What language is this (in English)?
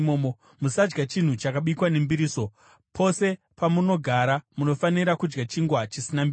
Shona